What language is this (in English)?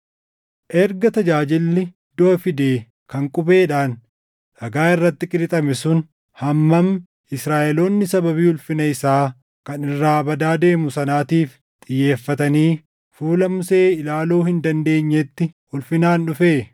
Oromo